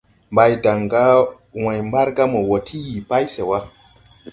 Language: Tupuri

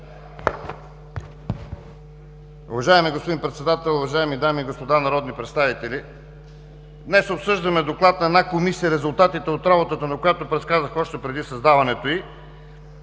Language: Bulgarian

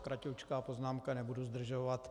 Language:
Czech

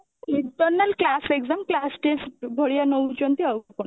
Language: Odia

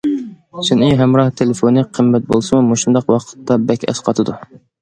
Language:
Uyghur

